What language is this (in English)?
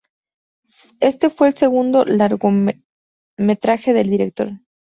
Spanish